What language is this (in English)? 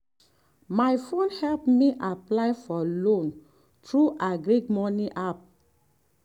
Nigerian Pidgin